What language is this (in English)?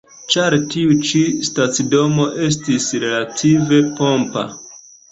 Esperanto